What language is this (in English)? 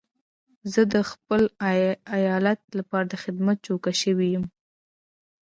Pashto